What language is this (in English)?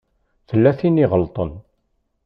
Kabyle